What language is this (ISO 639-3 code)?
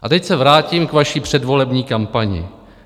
ces